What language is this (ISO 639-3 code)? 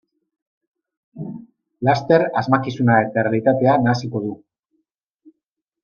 eus